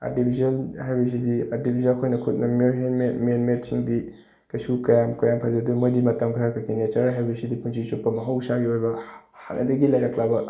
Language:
Manipuri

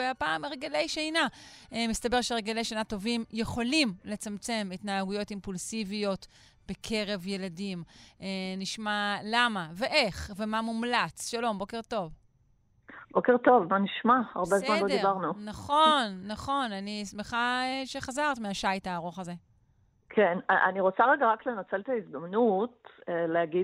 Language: Hebrew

